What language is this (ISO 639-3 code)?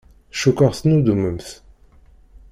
kab